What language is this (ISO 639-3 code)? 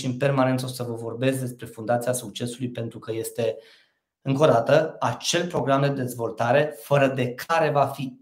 ron